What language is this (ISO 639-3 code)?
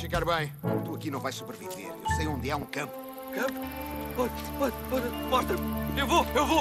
por